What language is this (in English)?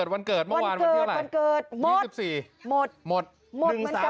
Thai